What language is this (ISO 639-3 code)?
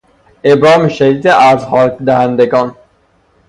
fas